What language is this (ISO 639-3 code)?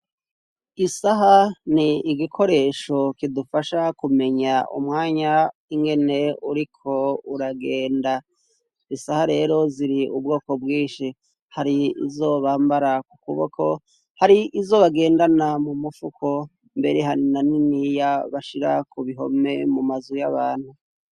run